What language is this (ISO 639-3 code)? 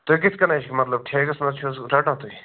kas